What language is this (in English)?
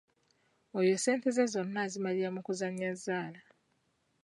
Ganda